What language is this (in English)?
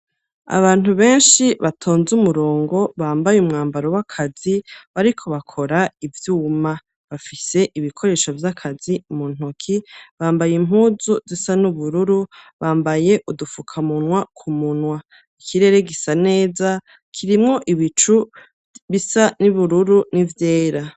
Rundi